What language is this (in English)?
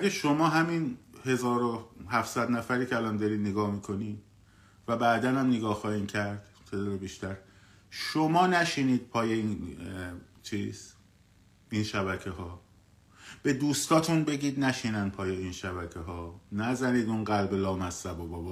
Persian